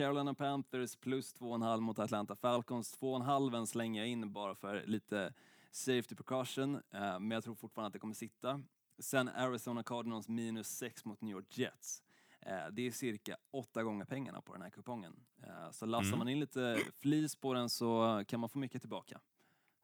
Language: Swedish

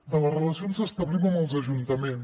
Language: Catalan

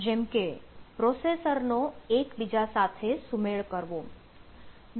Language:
Gujarati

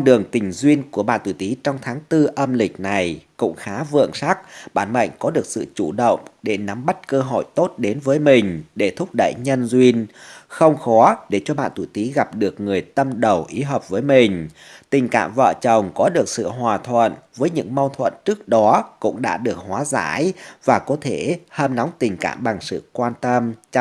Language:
Vietnamese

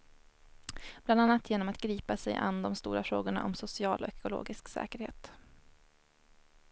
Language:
Swedish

